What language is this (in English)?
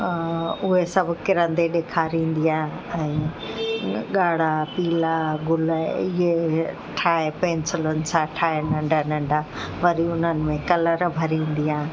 Sindhi